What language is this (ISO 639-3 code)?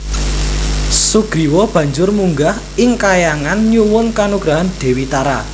jav